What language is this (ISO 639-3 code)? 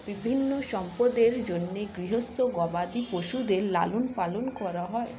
ben